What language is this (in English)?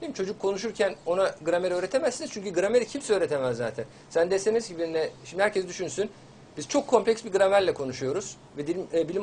Turkish